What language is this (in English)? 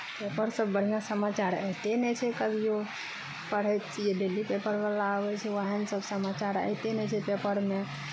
Maithili